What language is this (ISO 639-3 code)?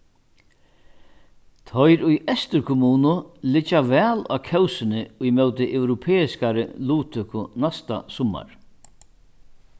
fao